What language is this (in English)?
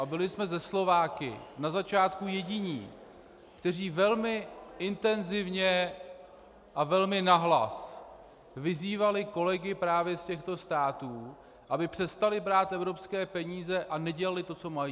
Czech